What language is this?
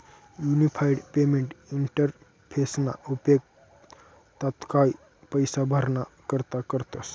Marathi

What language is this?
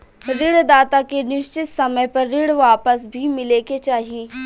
Bhojpuri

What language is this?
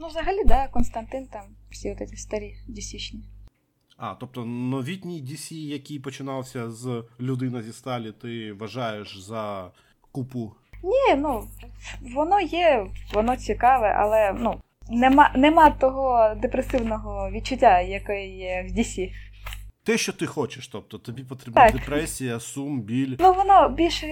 Ukrainian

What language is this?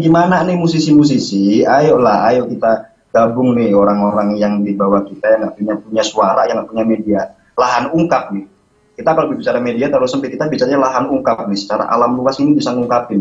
Indonesian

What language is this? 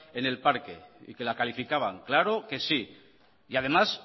Spanish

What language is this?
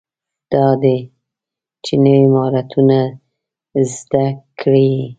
Pashto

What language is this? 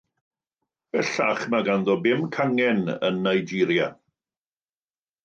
Welsh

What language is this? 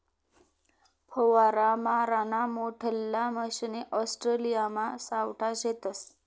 Marathi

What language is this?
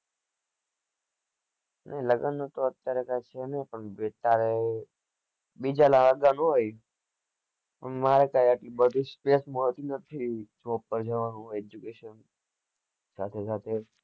Gujarati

